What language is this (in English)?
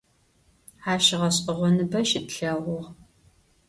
Adyghe